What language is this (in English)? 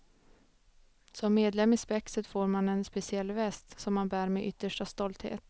Swedish